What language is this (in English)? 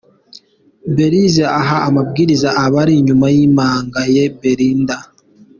Kinyarwanda